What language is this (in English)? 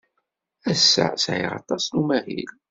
Kabyle